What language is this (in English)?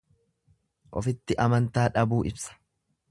Oromo